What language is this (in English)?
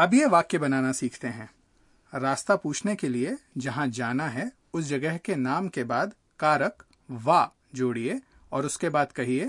Hindi